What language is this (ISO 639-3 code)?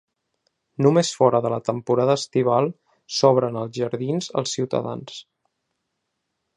cat